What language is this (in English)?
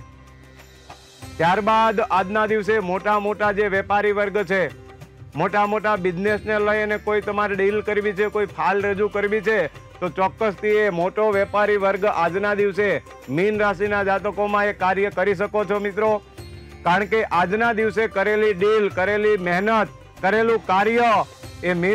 Gujarati